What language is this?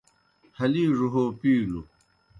Kohistani Shina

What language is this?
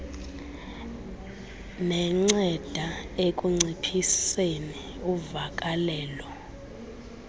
Xhosa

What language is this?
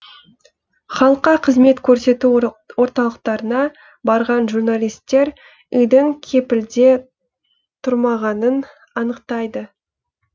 Kazakh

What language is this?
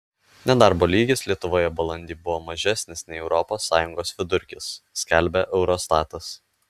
Lithuanian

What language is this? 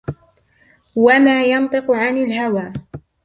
Arabic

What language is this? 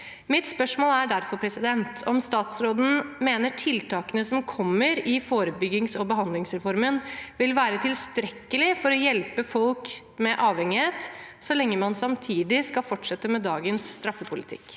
Norwegian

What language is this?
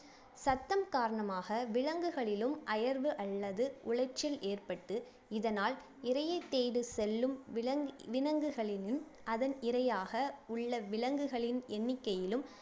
Tamil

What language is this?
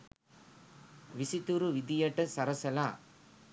Sinhala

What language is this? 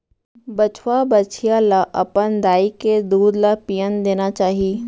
Chhattisgarhi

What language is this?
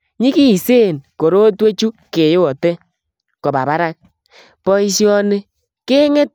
Kalenjin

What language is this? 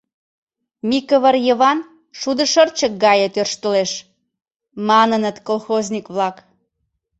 Mari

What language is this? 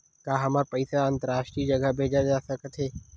Chhattisgarhi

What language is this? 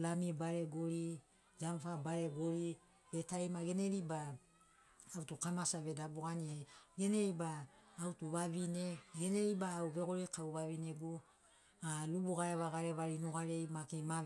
Sinaugoro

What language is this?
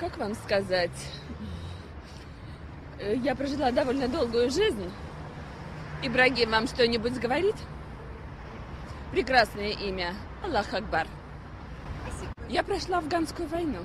Russian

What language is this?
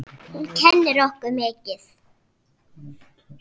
Icelandic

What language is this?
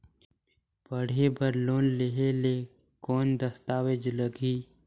Chhattisgarhi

